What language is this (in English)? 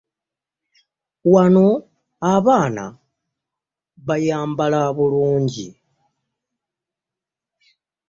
Ganda